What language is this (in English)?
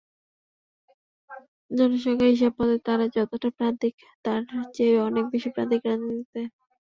Bangla